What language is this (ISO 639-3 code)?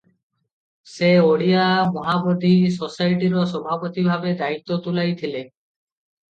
ori